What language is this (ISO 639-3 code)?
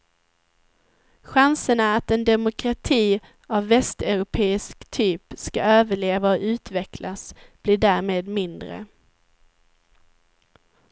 swe